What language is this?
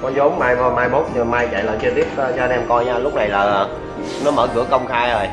Vietnamese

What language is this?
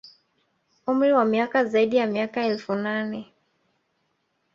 Swahili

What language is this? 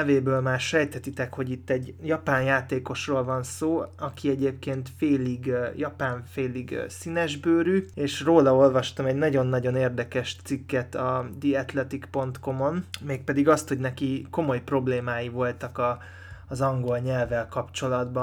Hungarian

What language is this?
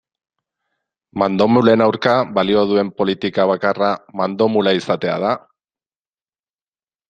Basque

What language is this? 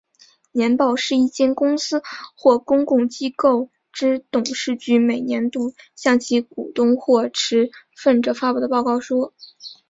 Chinese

